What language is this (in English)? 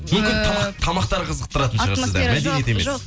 Kazakh